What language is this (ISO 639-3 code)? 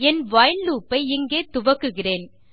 tam